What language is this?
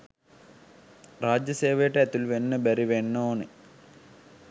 Sinhala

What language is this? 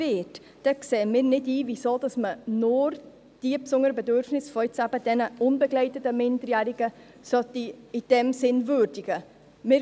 Swiss German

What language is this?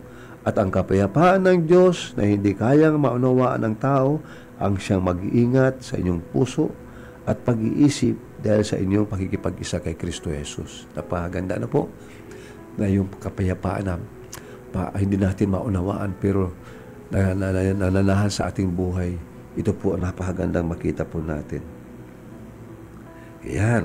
Filipino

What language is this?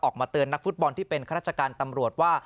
Thai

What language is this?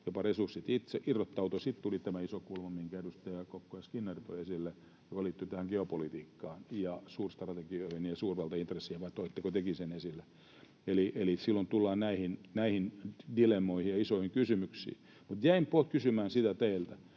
Finnish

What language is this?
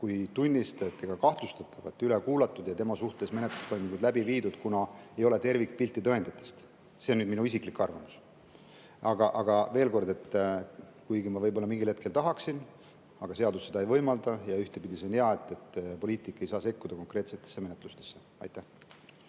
Estonian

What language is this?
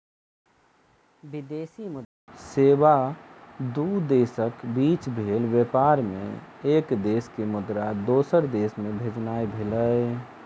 Maithili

